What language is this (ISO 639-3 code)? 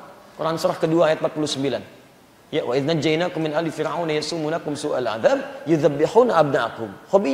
ind